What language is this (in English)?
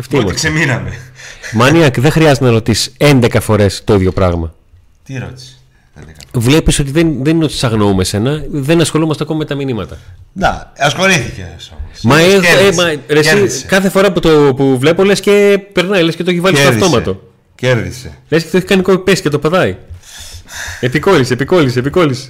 Greek